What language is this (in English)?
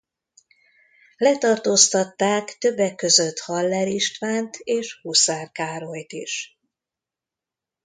Hungarian